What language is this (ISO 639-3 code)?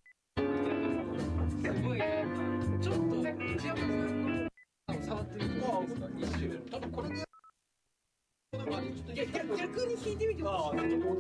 jpn